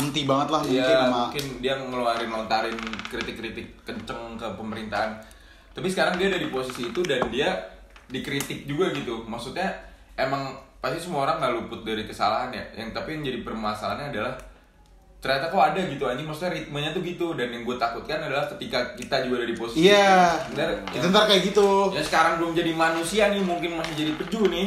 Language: Indonesian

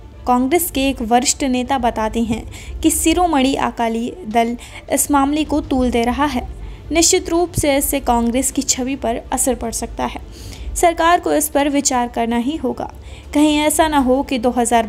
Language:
Hindi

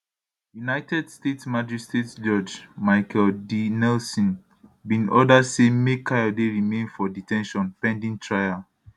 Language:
Nigerian Pidgin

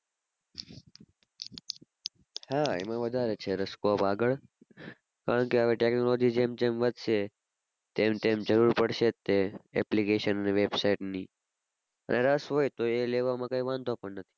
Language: Gujarati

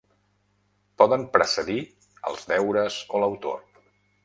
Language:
Catalan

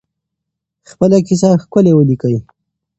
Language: Pashto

